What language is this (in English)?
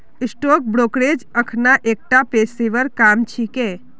Magahi